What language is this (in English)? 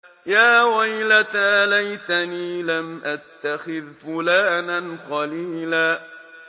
Arabic